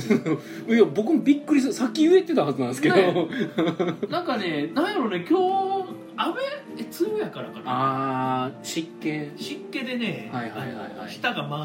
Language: Japanese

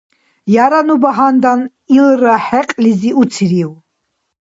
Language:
Dargwa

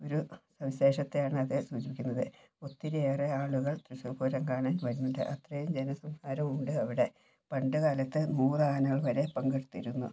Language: Malayalam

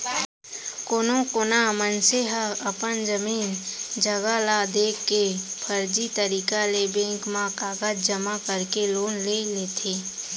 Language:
Chhattisgarhi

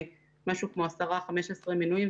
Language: Hebrew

